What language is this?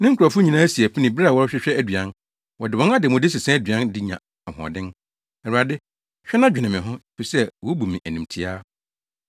Akan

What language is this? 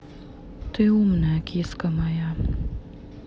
Russian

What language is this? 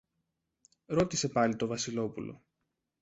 Greek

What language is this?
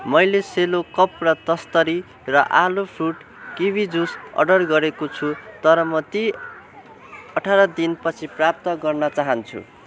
Nepali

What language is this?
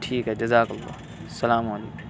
Urdu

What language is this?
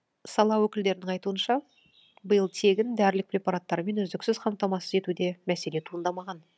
Kazakh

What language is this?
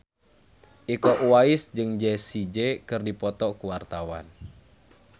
Sundanese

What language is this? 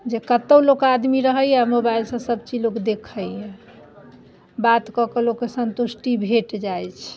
Maithili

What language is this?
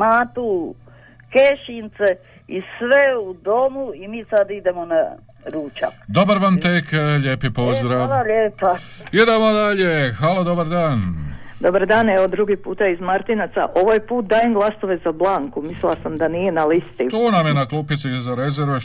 Croatian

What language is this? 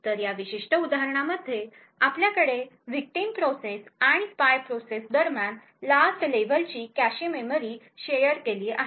Marathi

